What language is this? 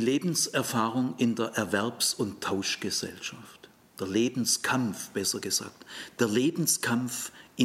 German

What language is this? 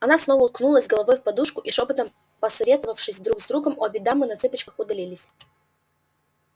Russian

